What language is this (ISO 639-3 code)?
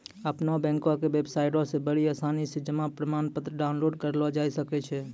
mai